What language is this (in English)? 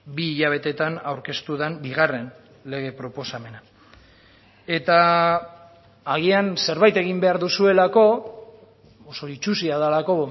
Basque